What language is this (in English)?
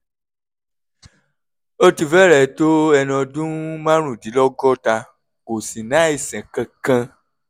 Yoruba